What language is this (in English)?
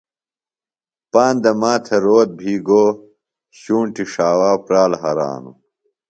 Phalura